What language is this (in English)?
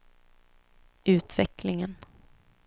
Swedish